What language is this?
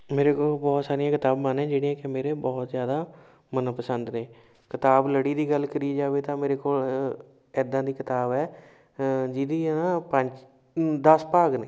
Punjabi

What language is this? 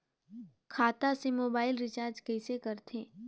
Chhattisgarhi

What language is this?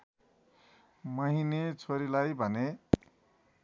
Nepali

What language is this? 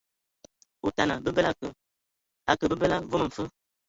Ewondo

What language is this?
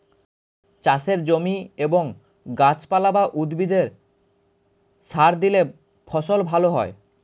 Bangla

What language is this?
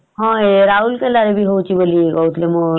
Odia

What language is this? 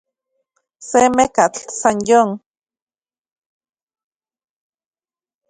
Central Puebla Nahuatl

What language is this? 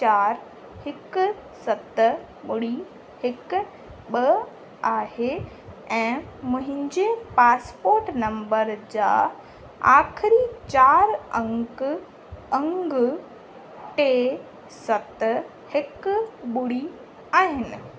Sindhi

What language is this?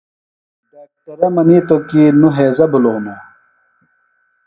Phalura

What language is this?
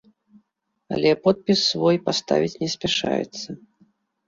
Belarusian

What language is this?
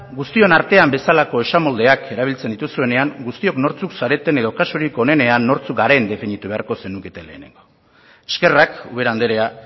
Basque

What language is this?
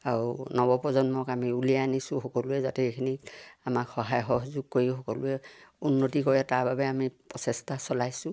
Assamese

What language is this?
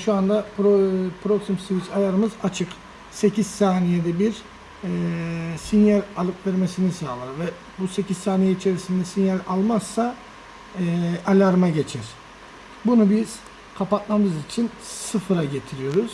Turkish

